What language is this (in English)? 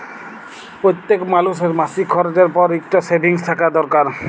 Bangla